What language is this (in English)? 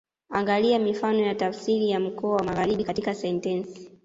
Swahili